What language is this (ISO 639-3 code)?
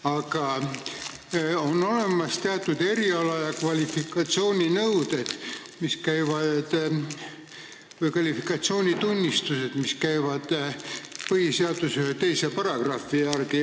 est